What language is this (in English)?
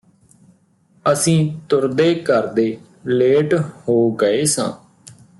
Punjabi